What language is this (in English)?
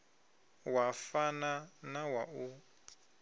Venda